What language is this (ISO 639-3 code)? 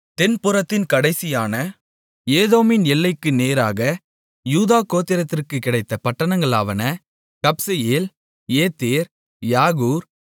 tam